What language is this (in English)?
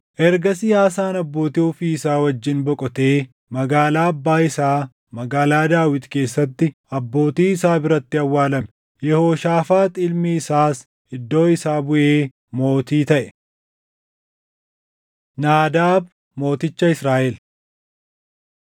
Oromo